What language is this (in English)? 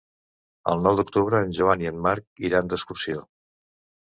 Catalan